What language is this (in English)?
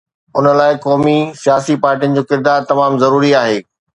Sindhi